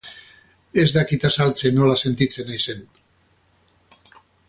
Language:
Basque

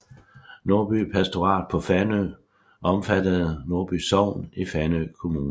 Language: Danish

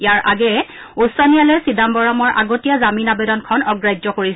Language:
Assamese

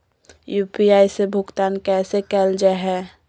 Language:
Magahi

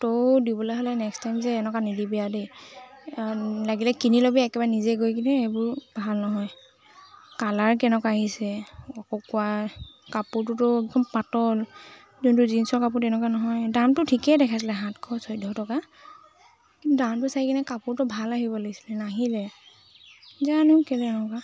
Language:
Assamese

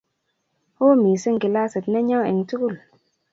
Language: Kalenjin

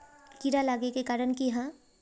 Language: Magahi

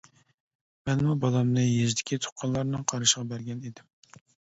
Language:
Uyghur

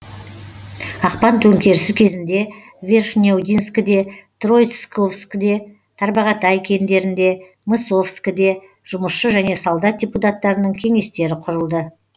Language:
Kazakh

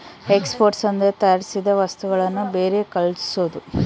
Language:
Kannada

